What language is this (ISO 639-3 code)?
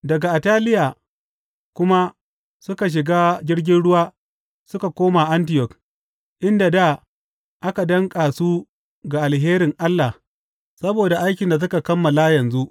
hau